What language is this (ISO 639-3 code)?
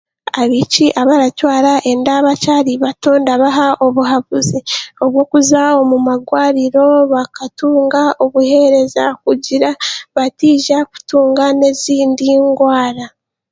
cgg